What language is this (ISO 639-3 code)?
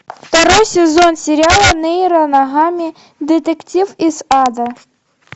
rus